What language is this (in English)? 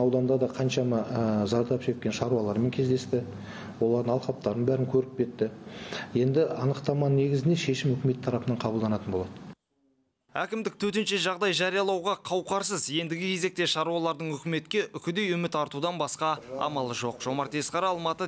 Turkish